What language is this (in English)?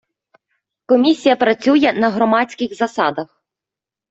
Ukrainian